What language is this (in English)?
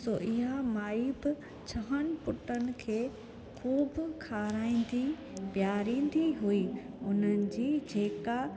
Sindhi